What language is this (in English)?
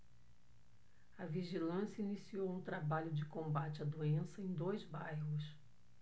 Portuguese